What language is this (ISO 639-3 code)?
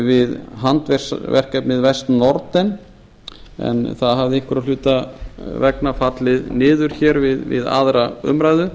isl